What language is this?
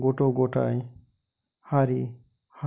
Bodo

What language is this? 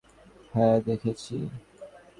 Bangla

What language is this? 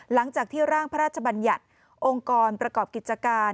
Thai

